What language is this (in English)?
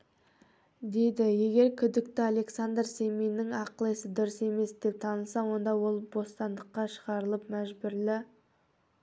Kazakh